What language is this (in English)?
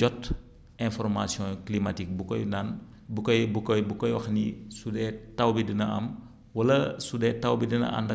Wolof